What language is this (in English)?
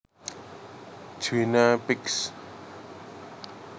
Javanese